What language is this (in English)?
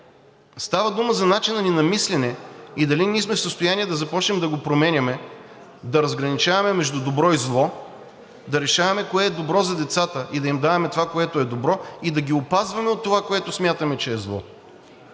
Bulgarian